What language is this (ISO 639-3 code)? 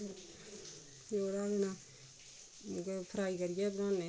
doi